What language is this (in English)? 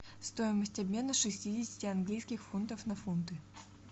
Russian